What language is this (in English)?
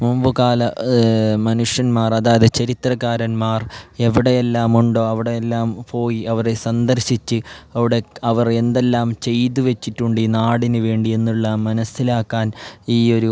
Malayalam